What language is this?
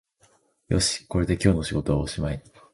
Japanese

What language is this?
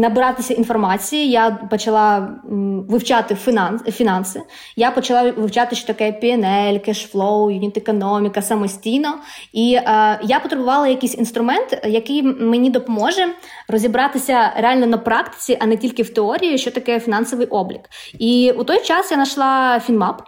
Ukrainian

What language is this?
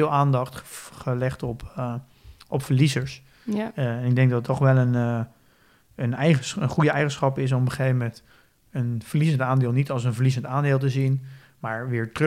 Dutch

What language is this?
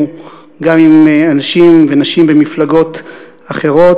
Hebrew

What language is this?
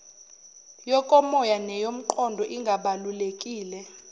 Zulu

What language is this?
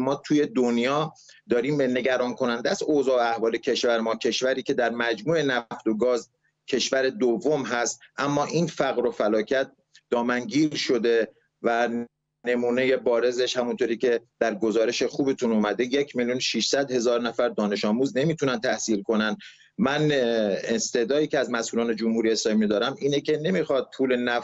Persian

